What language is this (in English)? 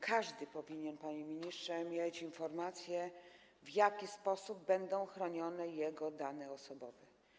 Polish